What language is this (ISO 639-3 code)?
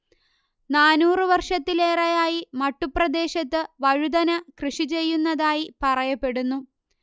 mal